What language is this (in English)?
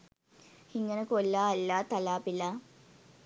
Sinhala